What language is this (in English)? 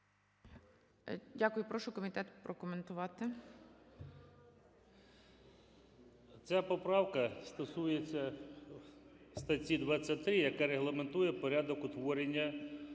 Ukrainian